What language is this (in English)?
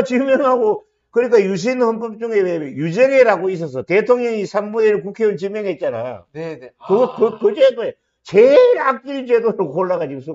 Korean